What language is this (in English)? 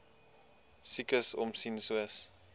Afrikaans